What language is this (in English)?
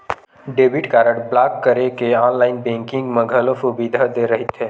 Chhattisgarhi